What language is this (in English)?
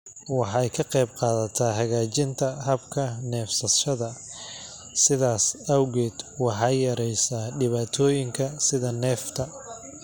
Somali